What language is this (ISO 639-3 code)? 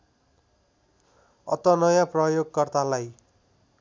nep